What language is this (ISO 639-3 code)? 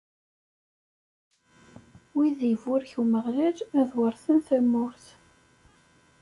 kab